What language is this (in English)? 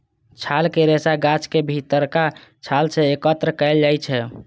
Maithili